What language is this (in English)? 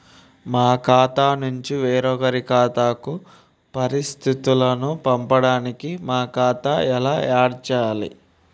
Telugu